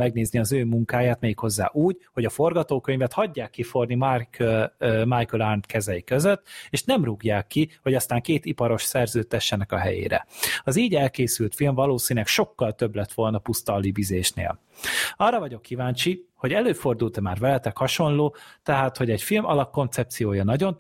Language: Hungarian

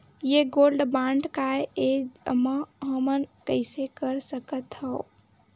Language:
Chhattisgarhi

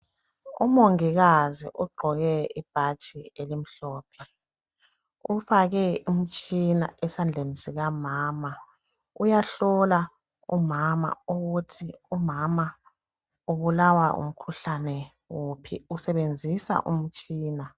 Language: North Ndebele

